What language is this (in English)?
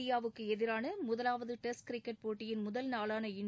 Tamil